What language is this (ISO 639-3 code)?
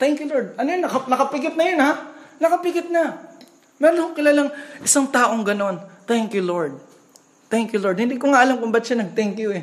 fil